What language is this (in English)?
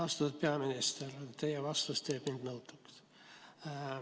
Estonian